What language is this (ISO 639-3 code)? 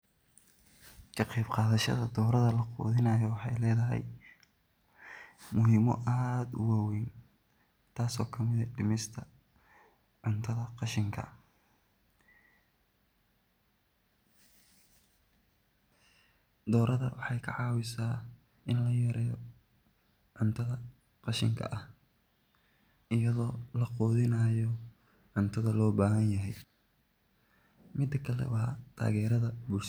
som